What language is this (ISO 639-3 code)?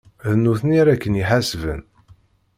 kab